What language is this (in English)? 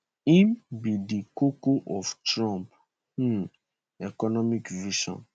Nigerian Pidgin